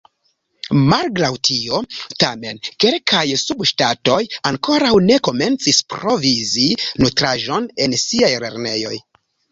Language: Esperanto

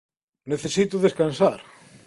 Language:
Galician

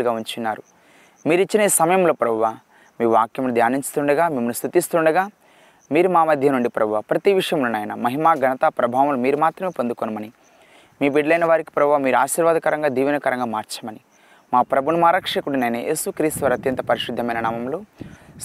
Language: Telugu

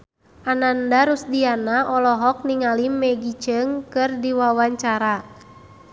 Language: Sundanese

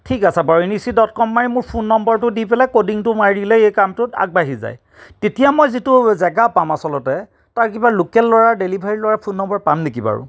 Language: Assamese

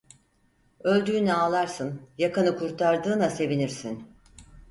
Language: Turkish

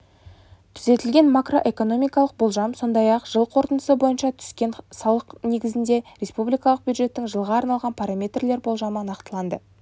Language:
Kazakh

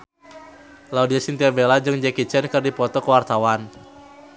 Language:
Sundanese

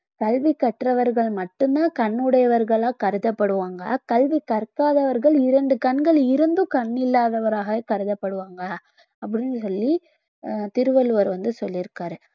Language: Tamil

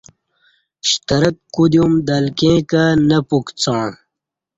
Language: Kati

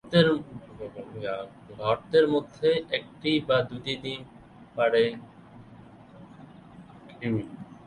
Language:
Bangla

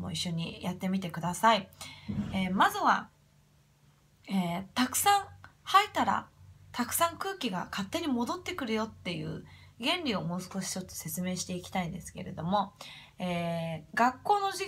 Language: Japanese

